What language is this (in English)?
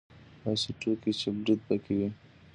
Pashto